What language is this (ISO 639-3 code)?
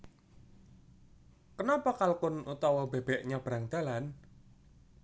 jav